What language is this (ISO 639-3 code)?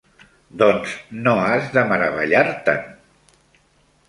cat